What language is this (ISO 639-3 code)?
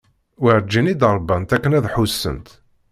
kab